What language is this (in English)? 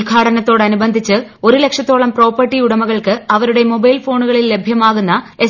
Malayalam